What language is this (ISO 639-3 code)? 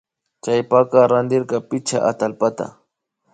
qvi